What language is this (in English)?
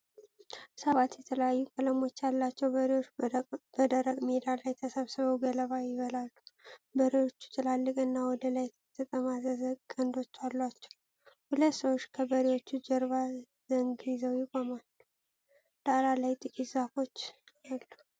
Amharic